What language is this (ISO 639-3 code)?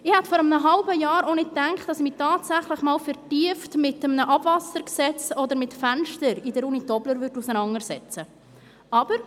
gsw